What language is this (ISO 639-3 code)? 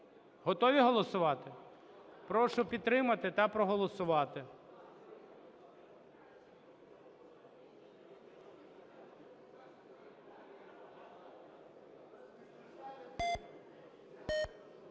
ukr